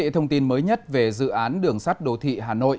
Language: Vietnamese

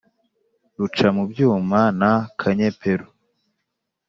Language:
Kinyarwanda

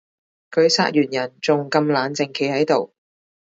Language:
Cantonese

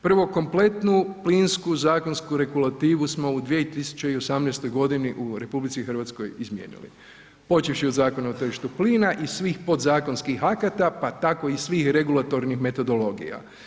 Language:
Croatian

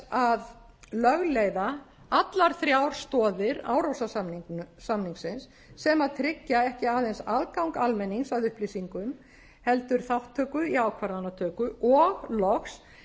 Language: Icelandic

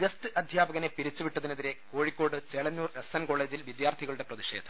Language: Malayalam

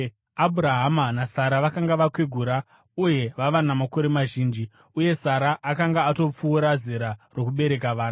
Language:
Shona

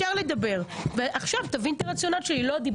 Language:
Hebrew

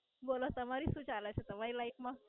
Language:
Gujarati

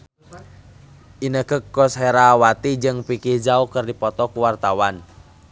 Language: Sundanese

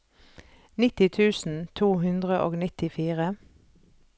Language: Norwegian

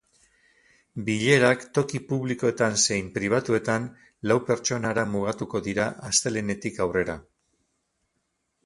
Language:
Basque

